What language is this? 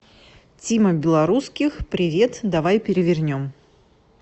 Russian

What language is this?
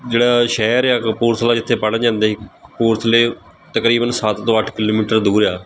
Punjabi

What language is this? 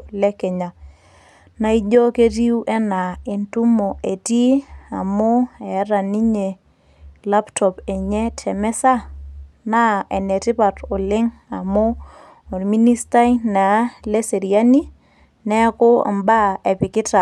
Masai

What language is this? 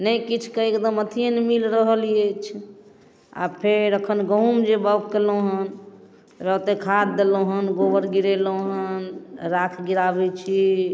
Maithili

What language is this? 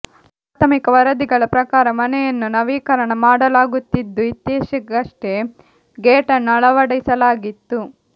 Kannada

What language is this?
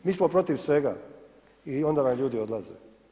Croatian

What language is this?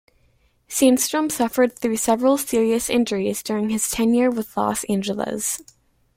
English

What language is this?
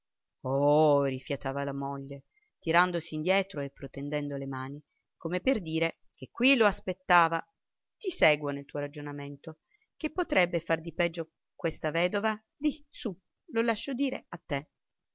Italian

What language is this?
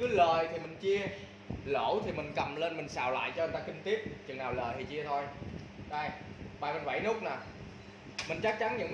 Vietnamese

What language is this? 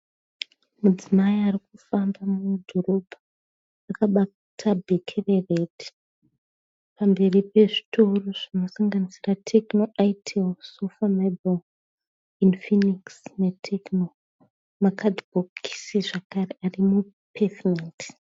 Shona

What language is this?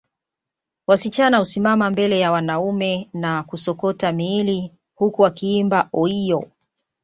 Swahili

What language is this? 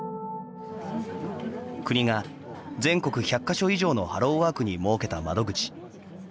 Japanese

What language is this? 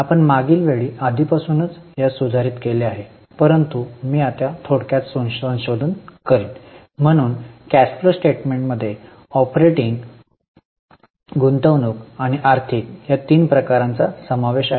Marathi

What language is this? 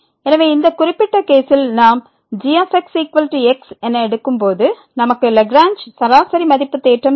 Tamil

